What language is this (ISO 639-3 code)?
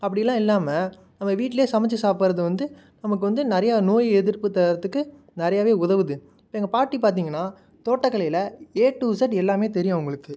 tam